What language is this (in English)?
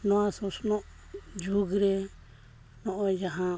Santali